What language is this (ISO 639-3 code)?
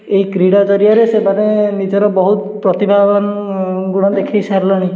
ori